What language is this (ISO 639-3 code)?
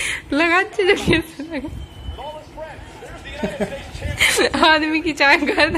hin